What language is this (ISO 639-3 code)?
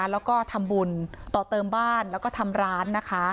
tha